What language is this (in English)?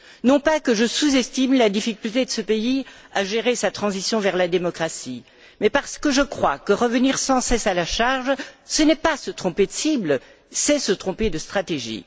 French